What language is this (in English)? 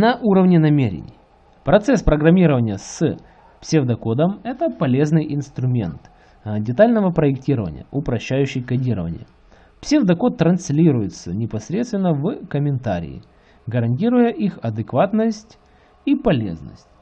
Russian